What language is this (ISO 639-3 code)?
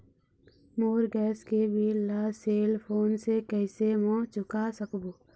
hne